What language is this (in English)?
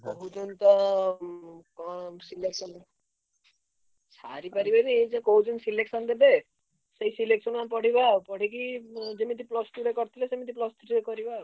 Odia